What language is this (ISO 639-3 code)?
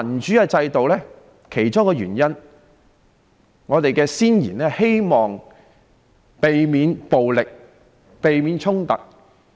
yue